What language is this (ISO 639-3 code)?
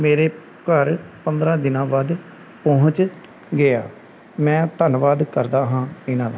pan